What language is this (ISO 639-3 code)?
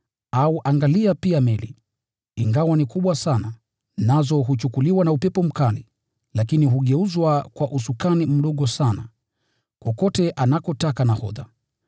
swa